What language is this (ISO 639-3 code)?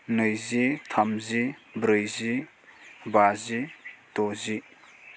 brx